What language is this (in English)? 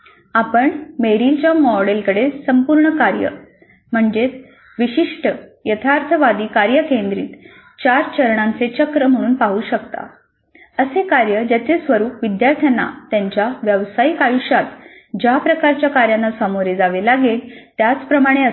Marathi